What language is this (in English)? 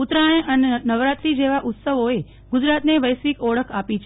Gujarati